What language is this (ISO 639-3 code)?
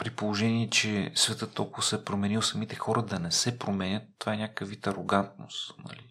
bul